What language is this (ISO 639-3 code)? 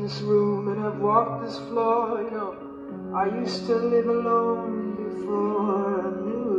eng